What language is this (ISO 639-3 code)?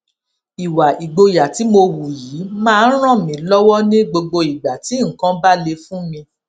yor